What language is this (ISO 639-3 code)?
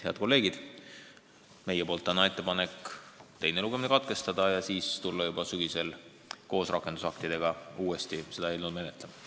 est